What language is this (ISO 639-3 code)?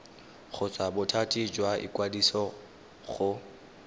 tsn